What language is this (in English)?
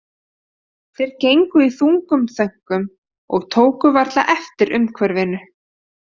Icelandic